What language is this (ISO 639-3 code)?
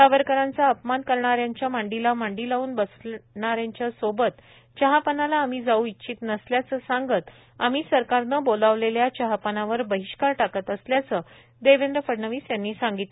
mar